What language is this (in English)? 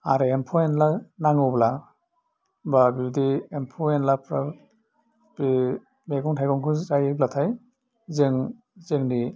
Bodo